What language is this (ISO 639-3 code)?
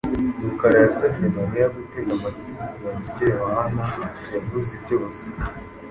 kin